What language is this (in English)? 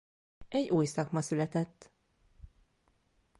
Hungarian